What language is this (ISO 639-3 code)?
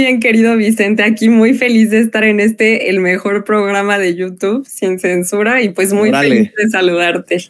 spa